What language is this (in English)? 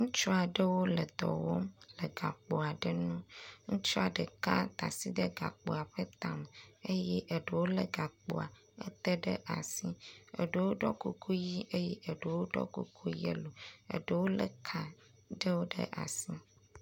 Ewe